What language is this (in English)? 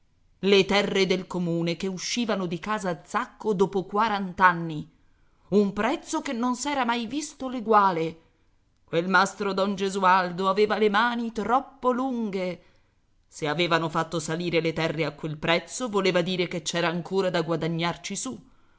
Italian